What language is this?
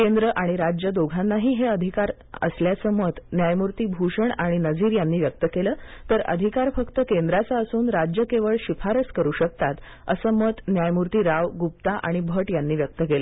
Marathi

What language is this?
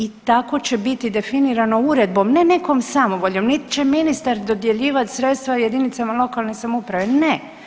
Croatian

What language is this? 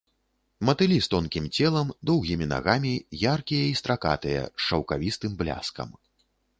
Belarusian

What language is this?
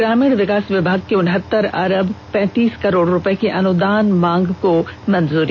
Hindi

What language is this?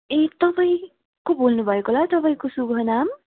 Nepali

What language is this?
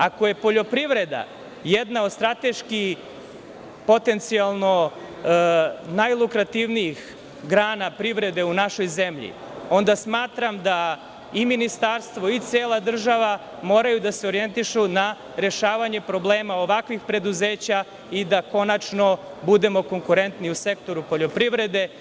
Serbian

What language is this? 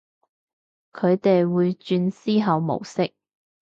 Cantonese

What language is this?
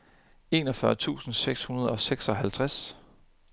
Danish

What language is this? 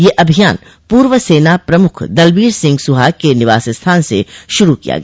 Hindi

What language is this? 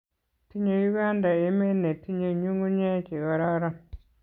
Kalenjin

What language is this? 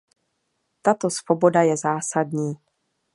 Czech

